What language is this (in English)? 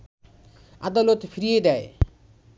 Bangla